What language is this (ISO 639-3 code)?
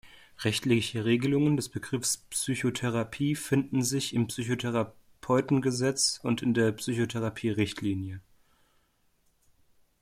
deu